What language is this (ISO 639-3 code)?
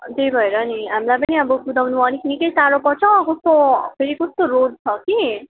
nep